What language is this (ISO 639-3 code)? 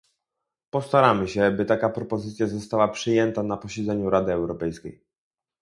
pol